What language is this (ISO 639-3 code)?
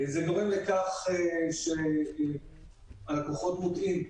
heb